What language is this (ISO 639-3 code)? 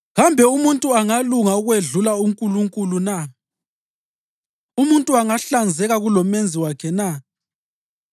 nde